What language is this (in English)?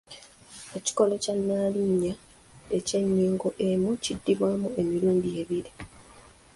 Ganda